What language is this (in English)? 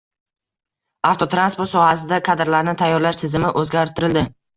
Uzbek